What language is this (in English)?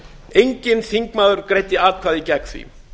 Icelandic